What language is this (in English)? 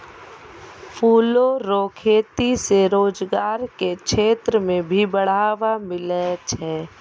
Maithili